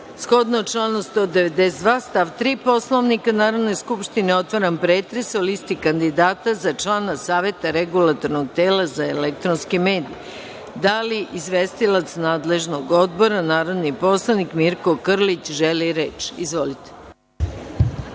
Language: Serbian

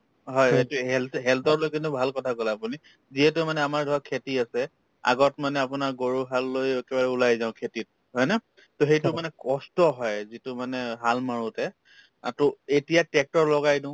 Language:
Assamese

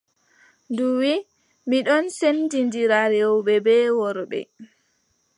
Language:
Adamawa Fulfulde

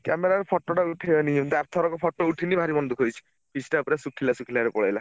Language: Odia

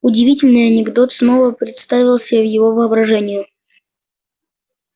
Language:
Russian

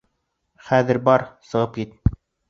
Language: Bashkir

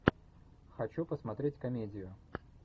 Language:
Russian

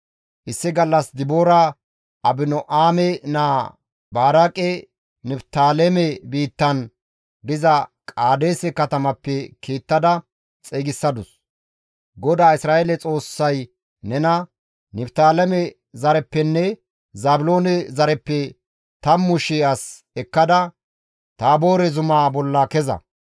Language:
Gamo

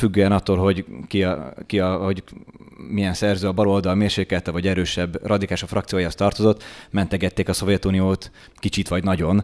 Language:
Hungarian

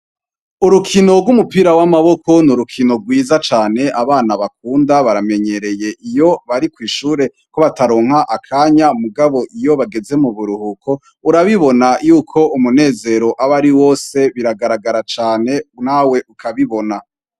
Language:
Rundi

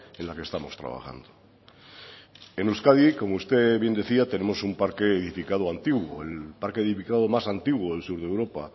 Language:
Spanish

